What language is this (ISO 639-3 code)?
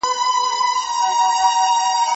pus